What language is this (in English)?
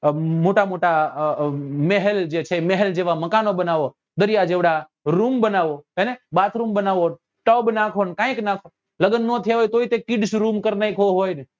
Gujarati